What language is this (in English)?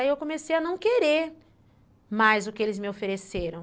Portuguese